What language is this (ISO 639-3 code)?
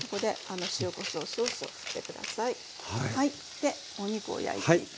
jpn